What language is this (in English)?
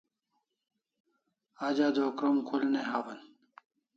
Kalasha